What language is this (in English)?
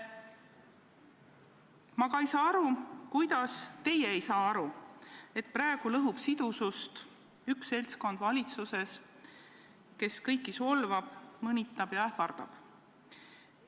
Estonian